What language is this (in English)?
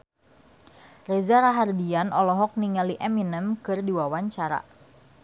Sundanese